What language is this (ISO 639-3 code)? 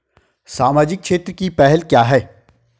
hin